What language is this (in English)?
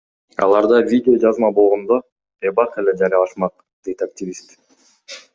Kyrgyz